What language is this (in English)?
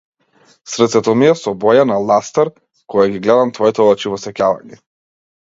Macedonian